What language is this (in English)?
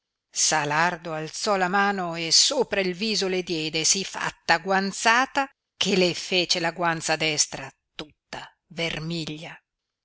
Italian